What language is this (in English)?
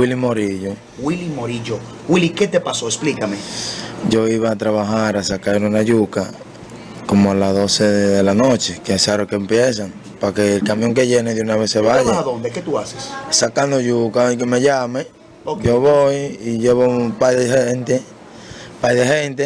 Spanish